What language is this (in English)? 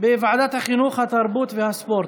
Hebrew